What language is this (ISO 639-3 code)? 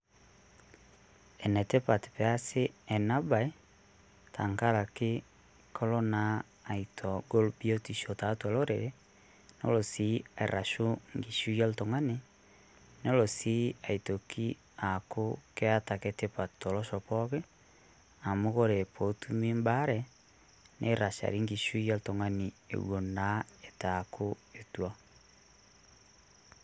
mas